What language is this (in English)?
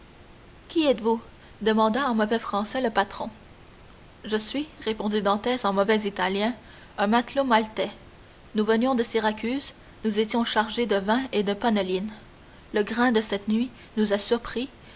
French